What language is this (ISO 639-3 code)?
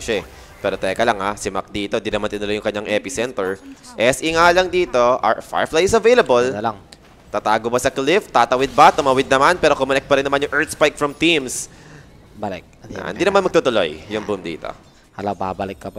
fil